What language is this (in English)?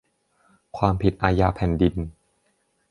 Thai